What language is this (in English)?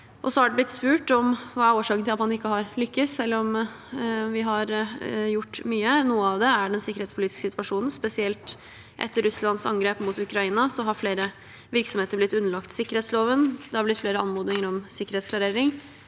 Norwegian